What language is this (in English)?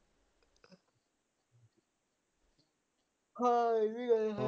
Punjabi